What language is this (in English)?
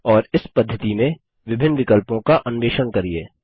Hindi